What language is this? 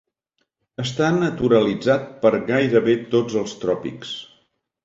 Catalan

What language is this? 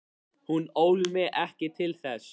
Icelandic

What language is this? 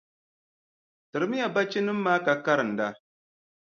Dagbani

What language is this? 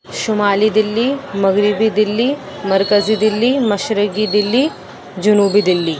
Urdu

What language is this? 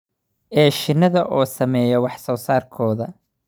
Somali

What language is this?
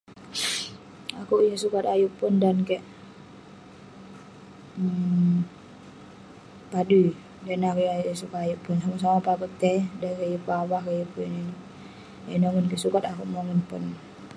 Western Penan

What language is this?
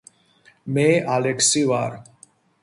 Georgian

